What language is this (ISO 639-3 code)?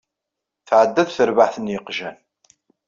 kab